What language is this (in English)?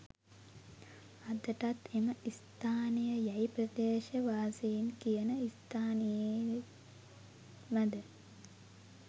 Sinhala